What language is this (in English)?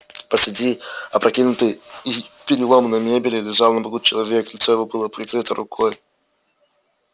Russian